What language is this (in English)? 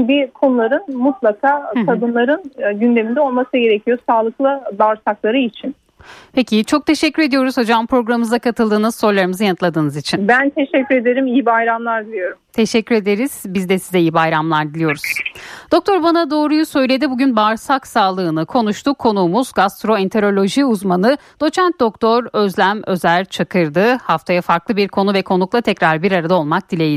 Turkish